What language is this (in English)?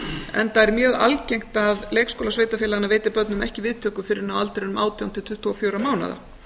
Icelandic